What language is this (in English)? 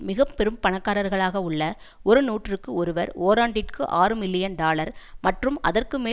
Tamil